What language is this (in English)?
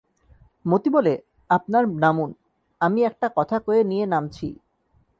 Bangla